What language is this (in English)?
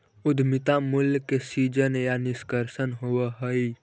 Magahi